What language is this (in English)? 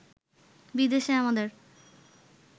Bangla